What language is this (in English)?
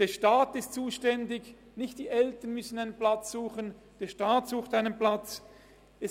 Swiss German